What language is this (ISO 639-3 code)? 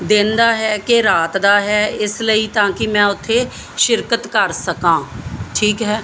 pan